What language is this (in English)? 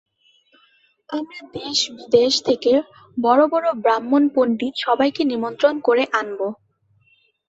Bangla